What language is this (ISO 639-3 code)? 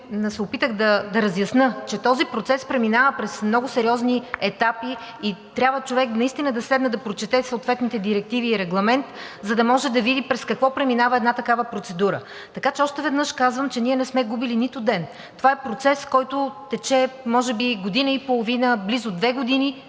bul